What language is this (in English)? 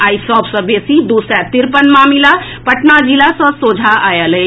Maithili